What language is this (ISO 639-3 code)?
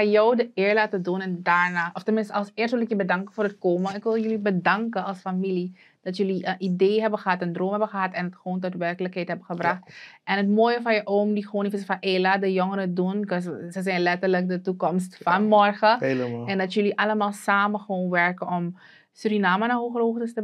nld